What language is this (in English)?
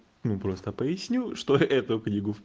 Russian